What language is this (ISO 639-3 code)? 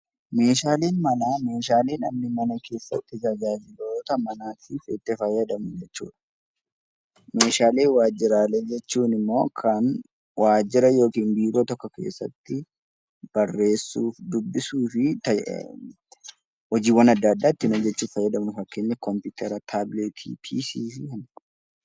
orm